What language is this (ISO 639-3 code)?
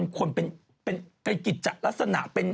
tha